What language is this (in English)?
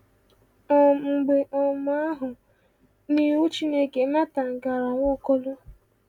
Igbo